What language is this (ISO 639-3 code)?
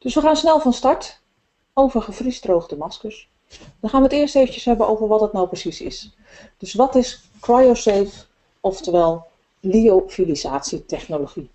nld